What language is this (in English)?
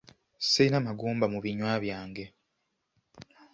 Ganda